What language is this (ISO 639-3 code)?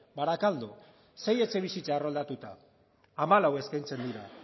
eus